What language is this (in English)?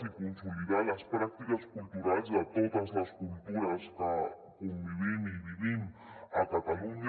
Catalan